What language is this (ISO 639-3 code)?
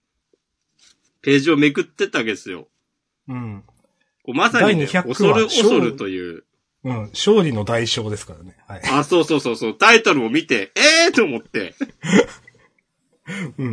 jpn